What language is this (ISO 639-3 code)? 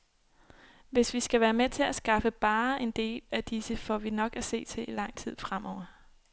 dan